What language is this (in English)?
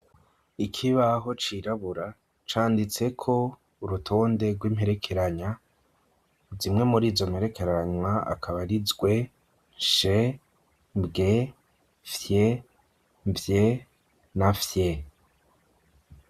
Rundi